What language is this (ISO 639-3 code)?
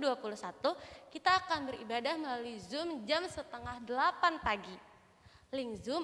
ind